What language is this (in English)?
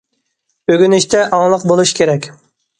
Uyghur